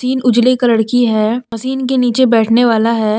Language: Hindi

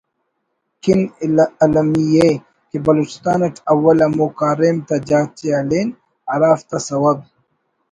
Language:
Brahui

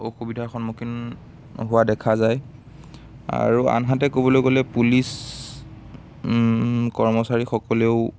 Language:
Assamese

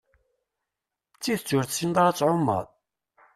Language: Kabyle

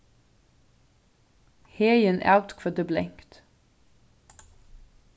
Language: Faroese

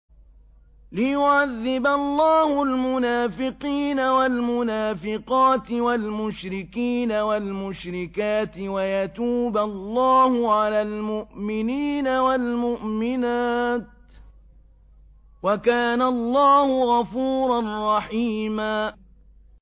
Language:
Arabic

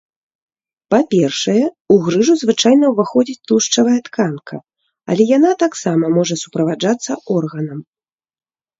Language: Belarusian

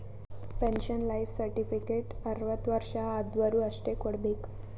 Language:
Kannada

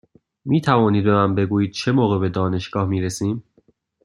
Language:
Persian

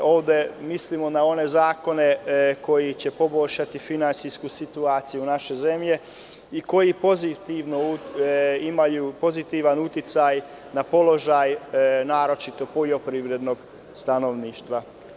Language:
Serbian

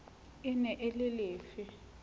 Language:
Southern Sotho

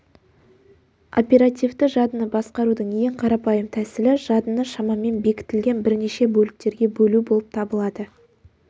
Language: Kazakh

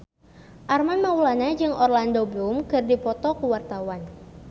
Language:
Sundanese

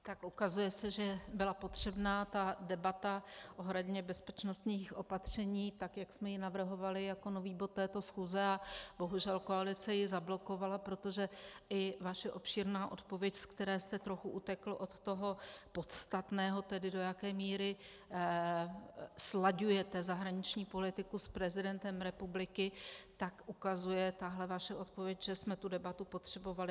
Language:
Czech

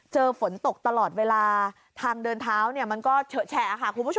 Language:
Thai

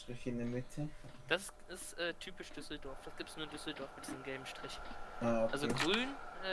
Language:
German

